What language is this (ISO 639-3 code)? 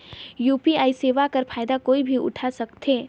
hne